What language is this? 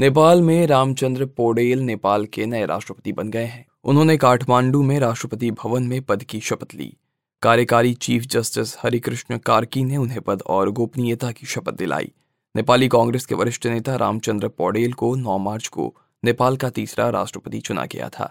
Hindi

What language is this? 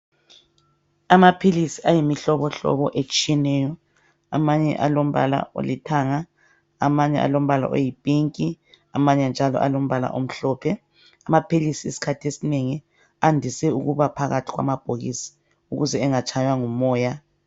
North Ndebele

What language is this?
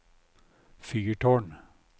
Norwegian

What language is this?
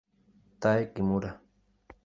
Spanish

